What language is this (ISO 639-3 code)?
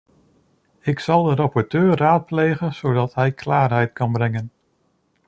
nld